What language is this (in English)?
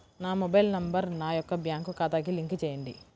Telugu